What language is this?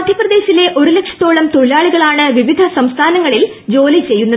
Malayalam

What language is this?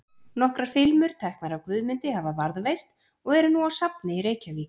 Icelandic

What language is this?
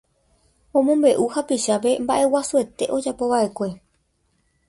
Guarani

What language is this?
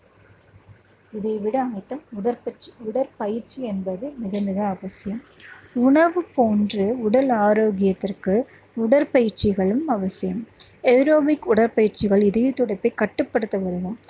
Tamil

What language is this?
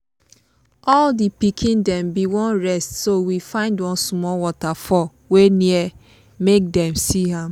Nigerian Pidgin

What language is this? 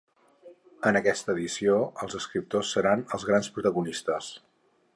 Catalan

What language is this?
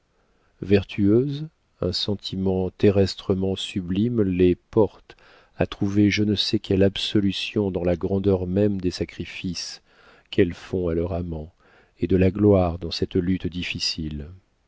French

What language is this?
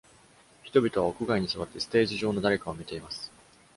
Japanese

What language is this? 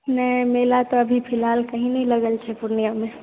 Maithili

